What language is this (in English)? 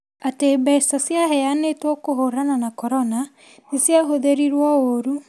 Kikuyu